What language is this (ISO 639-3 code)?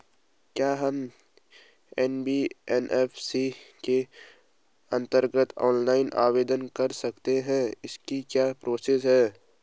hin